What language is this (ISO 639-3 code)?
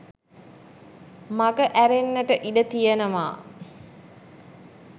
sin